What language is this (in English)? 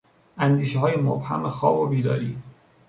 Persian